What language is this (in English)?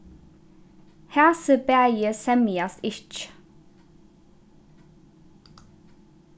Faroese